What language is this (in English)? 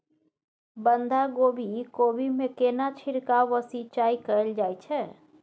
Maithili